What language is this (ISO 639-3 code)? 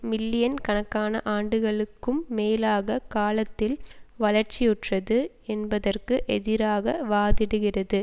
tam